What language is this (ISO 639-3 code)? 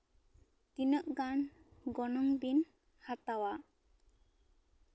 sat